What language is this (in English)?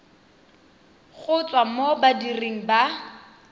Tswana